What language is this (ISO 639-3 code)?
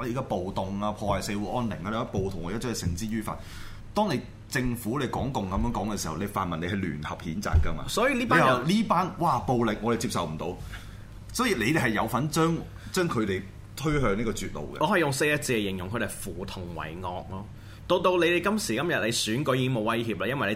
zho